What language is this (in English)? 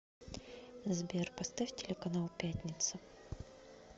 Russian